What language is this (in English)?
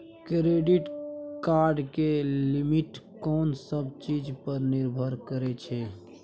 Maithili